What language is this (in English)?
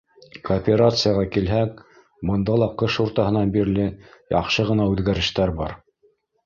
Bashkir